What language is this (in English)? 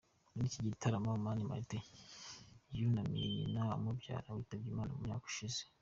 Kinyarwanda